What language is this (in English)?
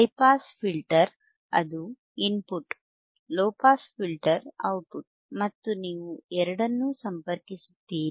Kannada